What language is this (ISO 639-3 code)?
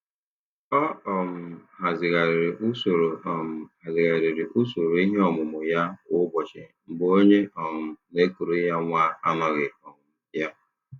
ibo